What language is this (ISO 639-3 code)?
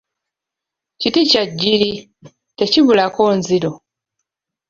lug